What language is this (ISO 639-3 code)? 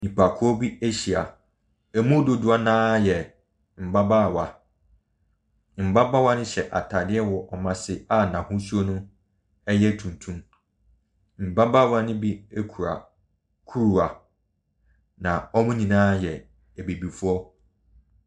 aka